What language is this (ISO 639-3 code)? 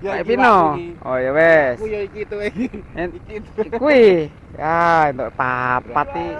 ind